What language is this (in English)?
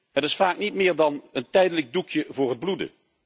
Dutch